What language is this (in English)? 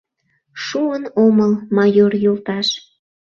Mari